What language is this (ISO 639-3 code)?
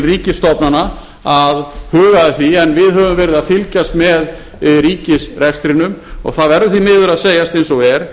isl